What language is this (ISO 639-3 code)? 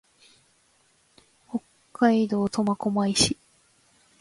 jpn